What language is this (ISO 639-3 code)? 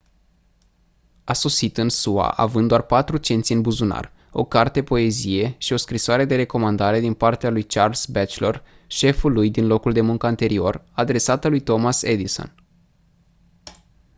ron